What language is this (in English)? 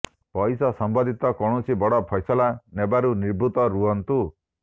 Odia